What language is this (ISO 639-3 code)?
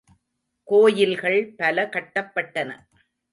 tam